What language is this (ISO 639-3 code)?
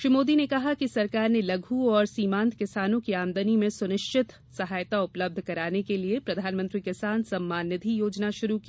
hin